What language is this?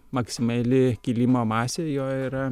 Lithuanian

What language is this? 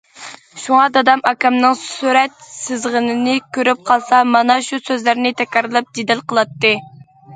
Uyghur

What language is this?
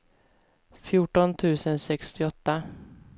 Swedish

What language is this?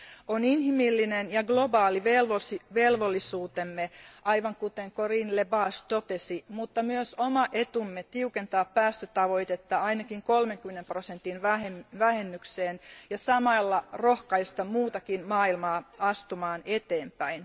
Finnish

